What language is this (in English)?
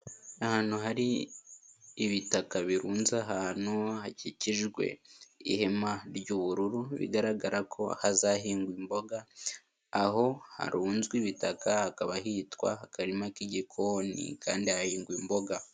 Kinyarwanda